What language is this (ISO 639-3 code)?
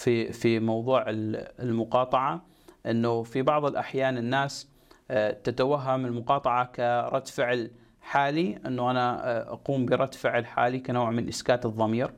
ara